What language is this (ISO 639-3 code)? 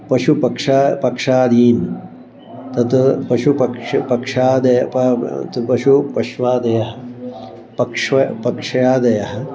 san